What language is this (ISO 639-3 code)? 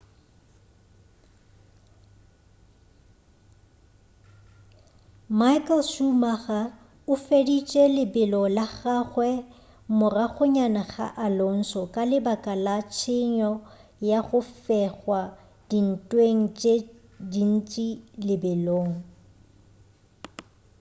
nso